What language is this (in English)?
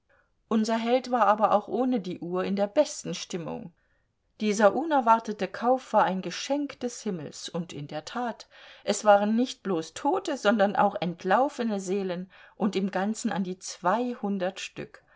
German